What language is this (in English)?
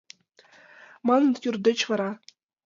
Mari